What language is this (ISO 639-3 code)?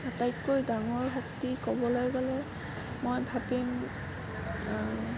asm